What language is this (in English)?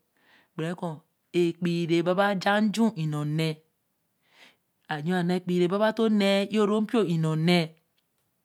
Eleme